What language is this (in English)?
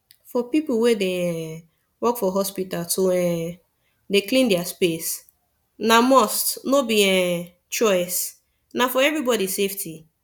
Nigerian Pidgin